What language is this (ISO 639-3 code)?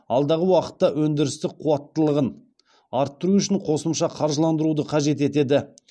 kaz